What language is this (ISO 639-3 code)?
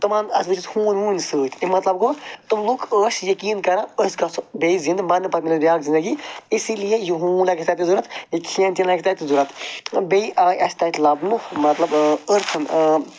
kas